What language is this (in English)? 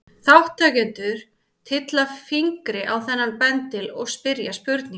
Icelandic